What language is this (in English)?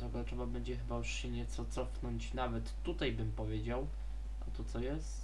Polish